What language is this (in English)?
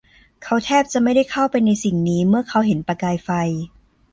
Thai